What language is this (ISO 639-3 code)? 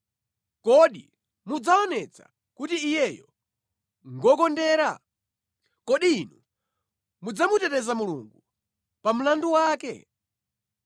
nya